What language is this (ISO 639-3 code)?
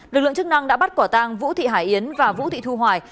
vie